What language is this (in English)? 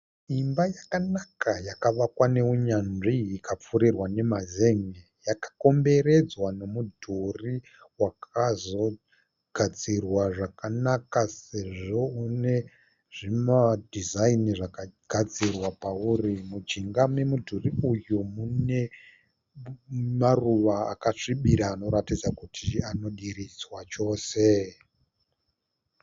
Shona